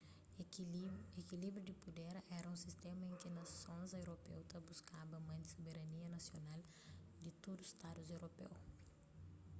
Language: Kabuverdianu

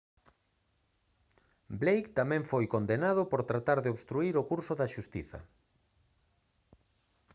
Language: Galician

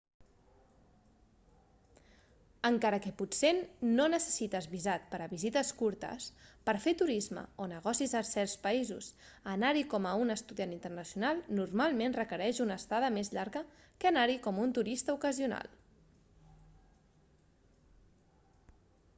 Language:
Catalan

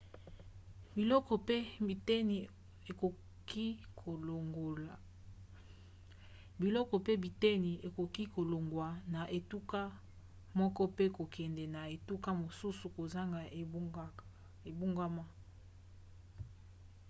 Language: Lingala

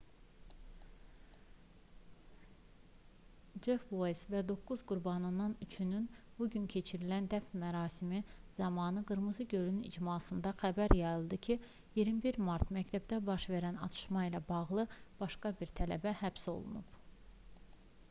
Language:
Azerbaijani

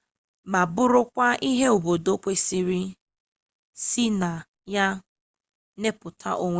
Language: Igbo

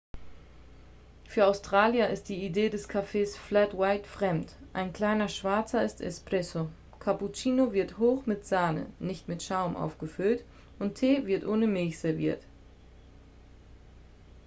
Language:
German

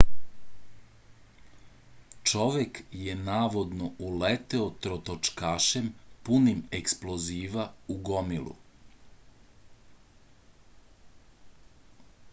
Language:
Serbian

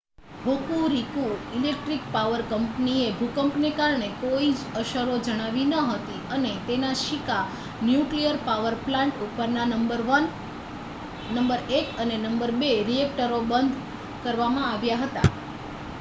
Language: Gujarati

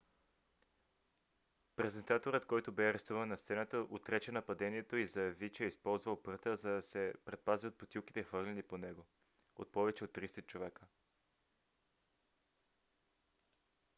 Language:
Bulgarian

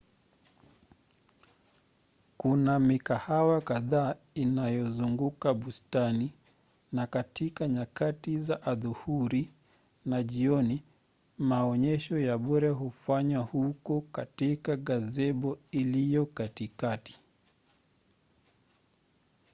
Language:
Swahili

